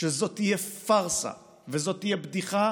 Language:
Hebrew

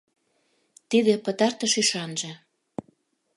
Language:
Mari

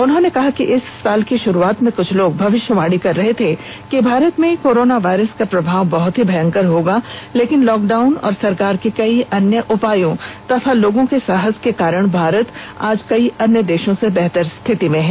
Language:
Hindi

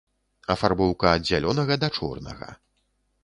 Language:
Belarusian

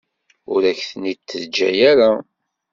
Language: Kabyle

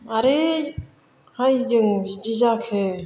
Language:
Bodo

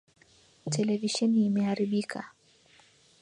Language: Swahili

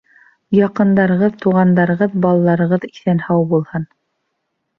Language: Bashkir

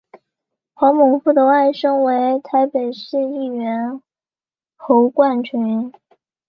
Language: Chinese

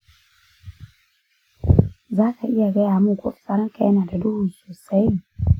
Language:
Hausa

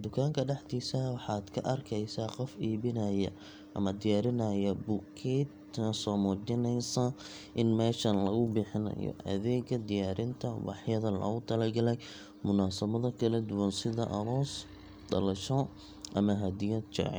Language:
Somali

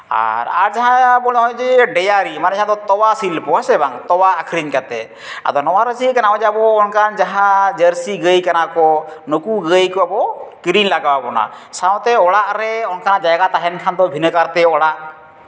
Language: Santali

